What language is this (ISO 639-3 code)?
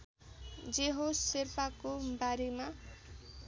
nep